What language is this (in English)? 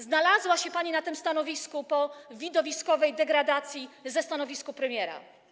Polish